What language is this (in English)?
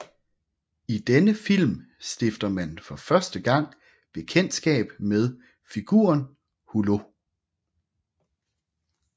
Danish